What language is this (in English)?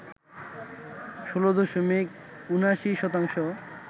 Bangla